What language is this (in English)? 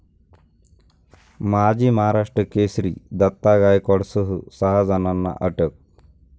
Marathi